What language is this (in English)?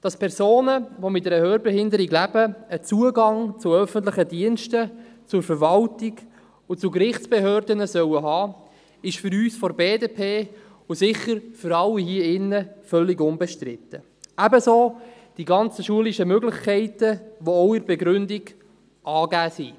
Swiss German